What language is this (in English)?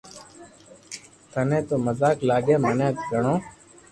Loarki